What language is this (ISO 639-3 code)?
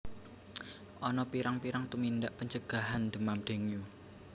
jav